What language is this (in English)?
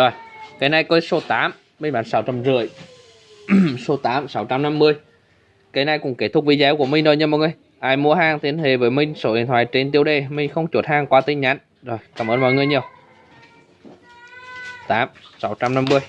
Vietnamese